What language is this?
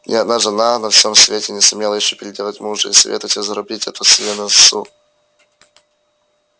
Russian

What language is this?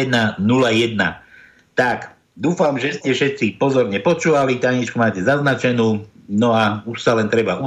Slovak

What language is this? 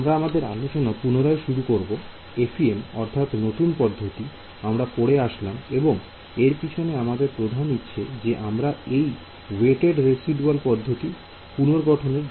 Bangla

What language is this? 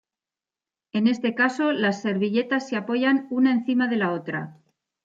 Spanish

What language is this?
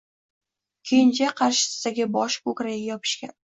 Uzbek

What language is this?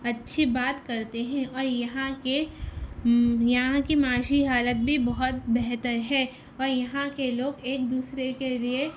Urdu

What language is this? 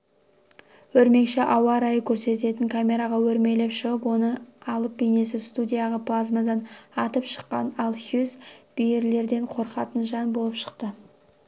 Kazakh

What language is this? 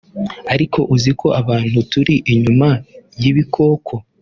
Kinyarwanda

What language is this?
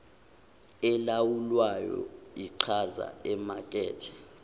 Zulu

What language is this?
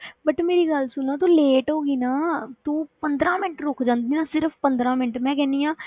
Punjabi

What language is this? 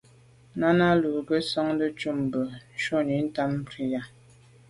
Medumba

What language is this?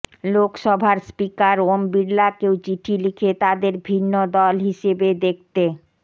Bangla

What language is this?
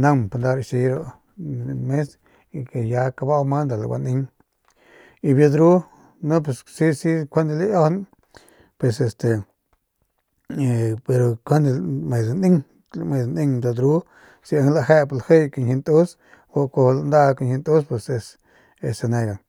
Northern Pame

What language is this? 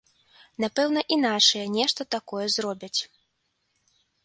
Belarusian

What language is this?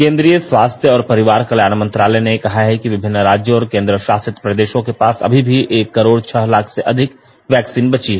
Hindi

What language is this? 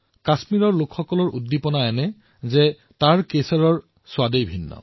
Assamese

